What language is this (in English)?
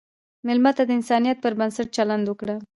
Pashto